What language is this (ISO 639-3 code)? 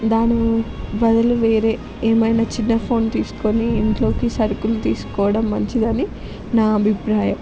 tel